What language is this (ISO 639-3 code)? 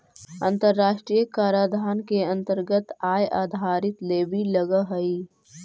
mag